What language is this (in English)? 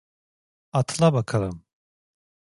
Turkish